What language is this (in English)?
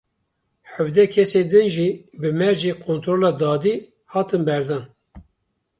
Kurdish